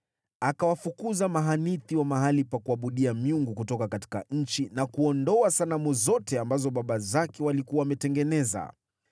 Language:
Swahili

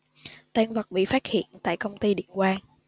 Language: Vietnamese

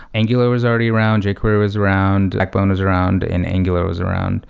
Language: English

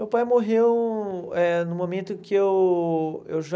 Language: Portuguese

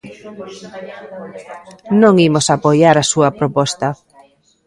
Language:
Galician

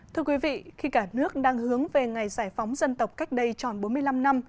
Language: Vietnamese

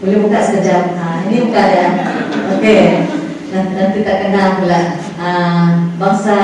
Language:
Malay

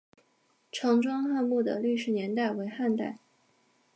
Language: Chinese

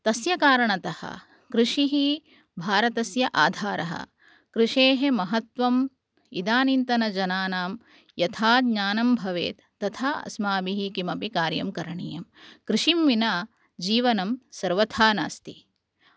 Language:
Sanskrit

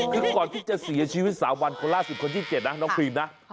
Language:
Thai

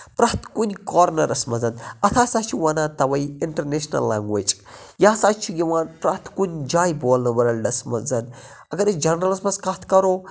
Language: Kashmiri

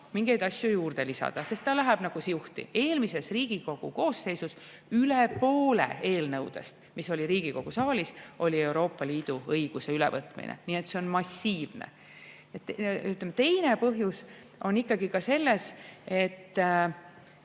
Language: Estonian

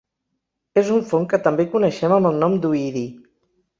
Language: Catalan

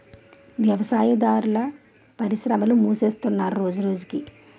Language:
Telugu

